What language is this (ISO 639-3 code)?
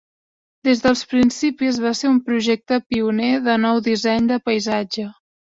cat